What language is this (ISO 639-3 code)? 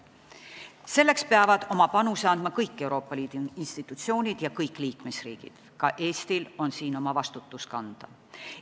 est